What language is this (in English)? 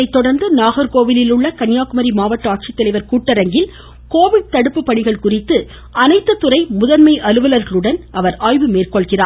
Tamil